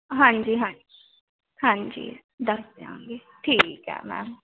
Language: Punjabi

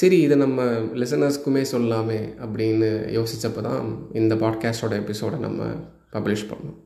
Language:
Tamil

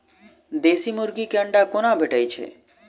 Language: Maithili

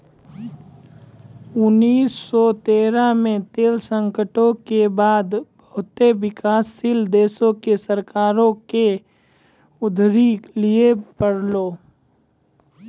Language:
Maithili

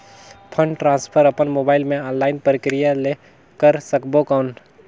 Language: Chhattisgarhi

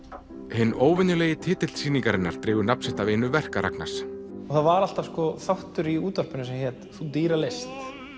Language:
Icelandic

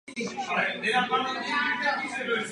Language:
Czech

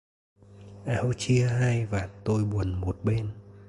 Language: Vietnamese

